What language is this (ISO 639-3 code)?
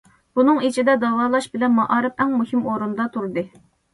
uig